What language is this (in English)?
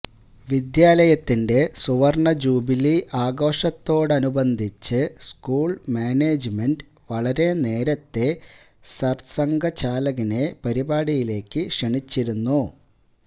Malayalam